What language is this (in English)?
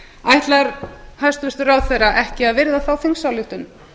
Icelandic